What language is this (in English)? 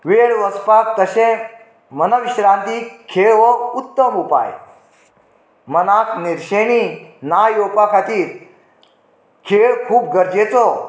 Konkani